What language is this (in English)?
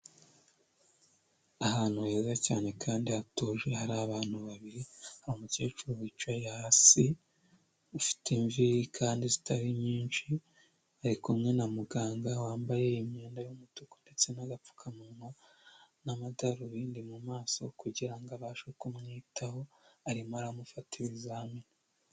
Kinyarwanda